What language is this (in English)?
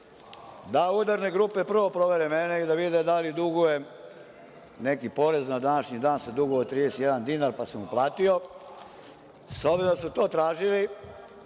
Serbian